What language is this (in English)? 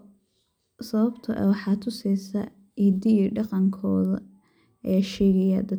Somali